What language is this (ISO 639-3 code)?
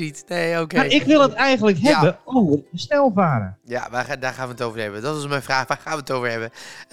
nld